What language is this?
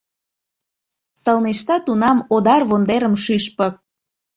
Mari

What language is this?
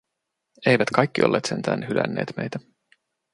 Finnish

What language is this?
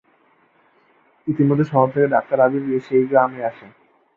Bangla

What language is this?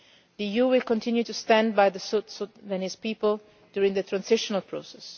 English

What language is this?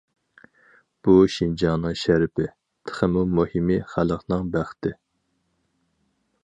Uyghur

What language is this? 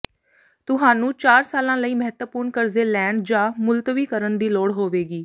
Punjabi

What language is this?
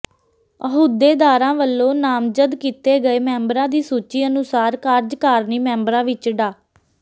Punjabi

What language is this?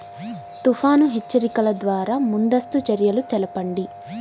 Telugu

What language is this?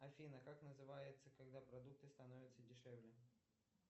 Russian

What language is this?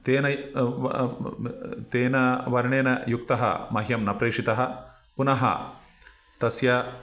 Sanskrit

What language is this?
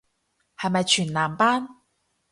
Cantonese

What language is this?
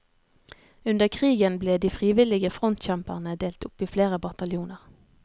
Norwegian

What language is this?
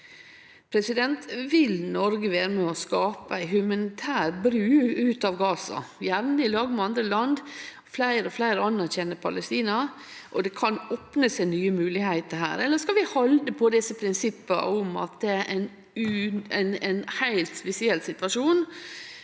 Norwegian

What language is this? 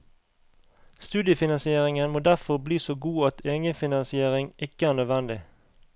Norwegian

